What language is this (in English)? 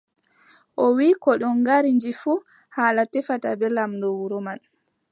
Adamawa Fulfulde